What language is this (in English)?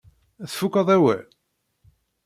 Kabyle